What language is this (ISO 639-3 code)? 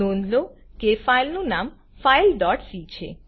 guj